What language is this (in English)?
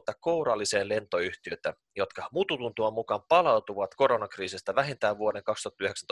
Finnish